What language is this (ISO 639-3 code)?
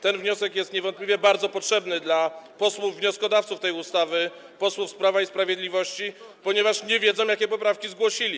pol